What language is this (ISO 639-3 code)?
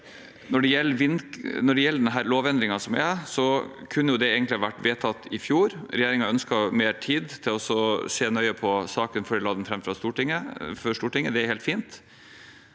nor